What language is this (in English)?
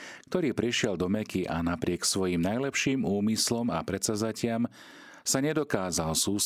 Slovak